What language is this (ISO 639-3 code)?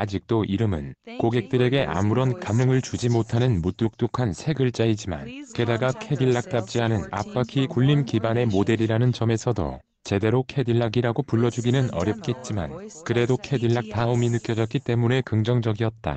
kor